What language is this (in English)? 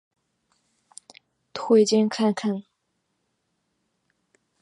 Chinese